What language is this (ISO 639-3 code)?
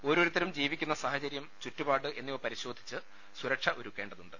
mal